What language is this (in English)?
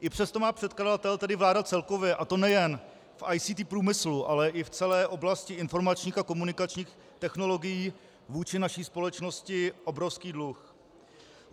Czech